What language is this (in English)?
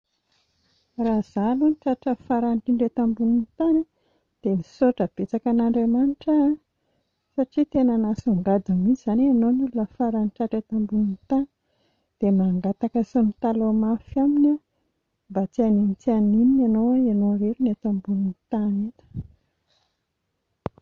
Malagasy